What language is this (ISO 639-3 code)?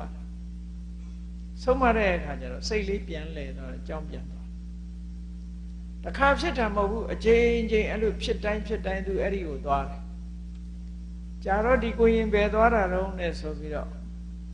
eng